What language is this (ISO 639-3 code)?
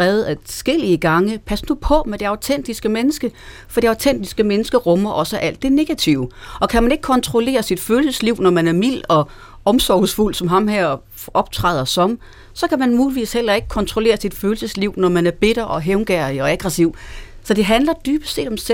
dan